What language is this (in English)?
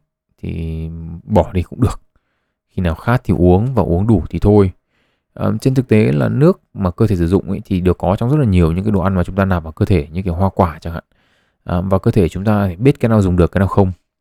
Vietnamese